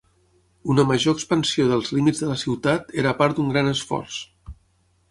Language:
Catalan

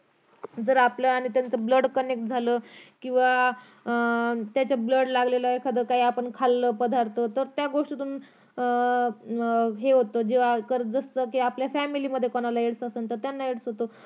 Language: Marathi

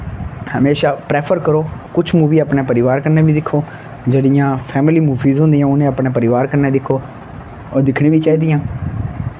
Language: Dogri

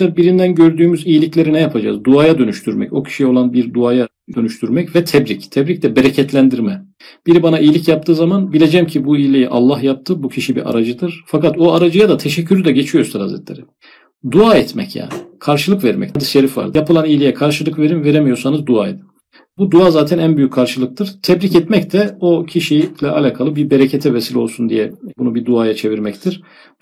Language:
Turkish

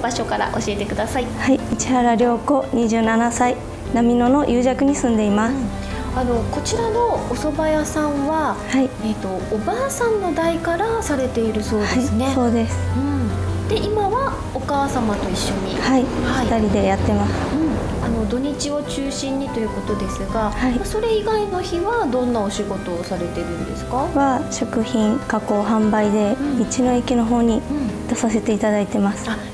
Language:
Japanese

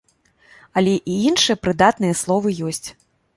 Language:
Belarusian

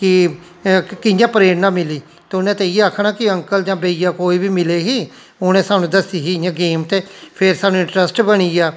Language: Dogri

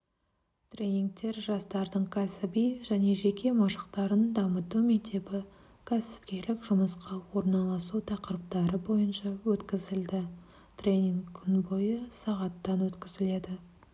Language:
Kazakh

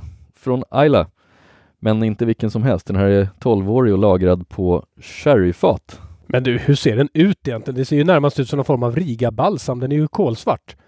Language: Swedish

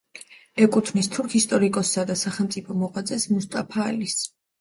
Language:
Georgian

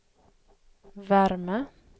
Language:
Swedish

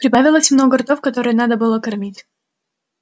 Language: Russian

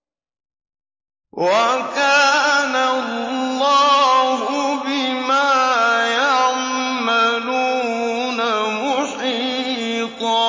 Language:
Arabic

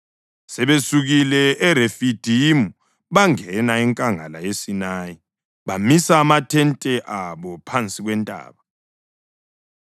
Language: North Ndebele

